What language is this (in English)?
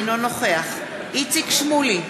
Hebrew